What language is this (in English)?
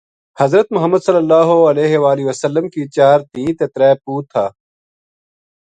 Gujari